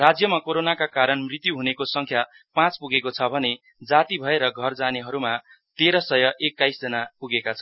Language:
Nepali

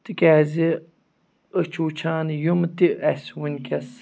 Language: Kashmiri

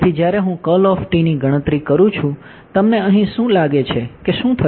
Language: Gujarati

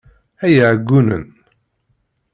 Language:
Kabyle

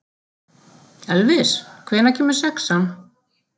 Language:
Icelandic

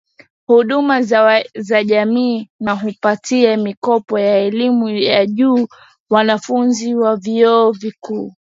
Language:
Swahili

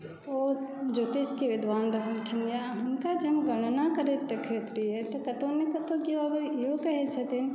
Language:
Maithili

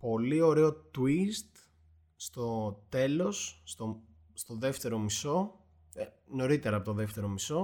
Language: Greek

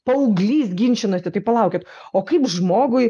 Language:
Lithuanian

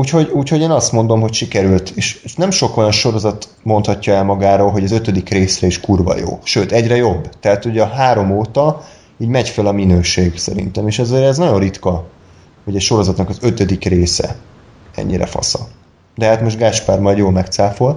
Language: Hungarian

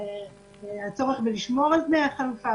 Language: Hebrew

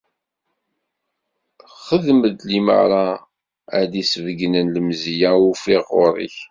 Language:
Kabyle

